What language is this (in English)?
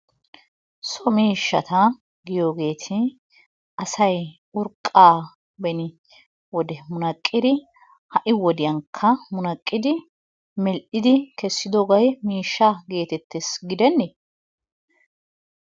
Wolaytta